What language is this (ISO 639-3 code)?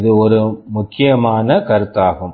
tam